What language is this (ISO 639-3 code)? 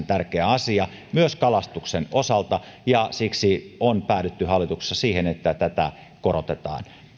fin